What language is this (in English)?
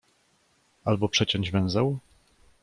Polish